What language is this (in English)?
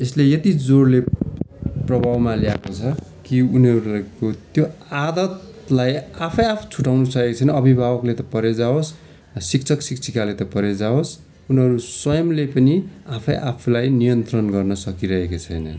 Nepali